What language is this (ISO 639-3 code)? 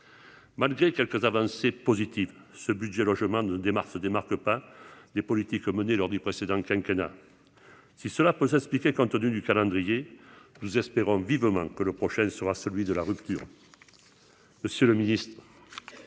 fra